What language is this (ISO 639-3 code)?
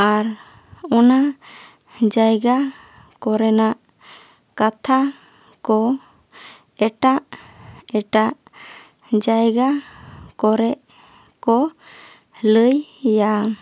sat